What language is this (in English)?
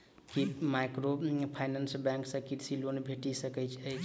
Maithili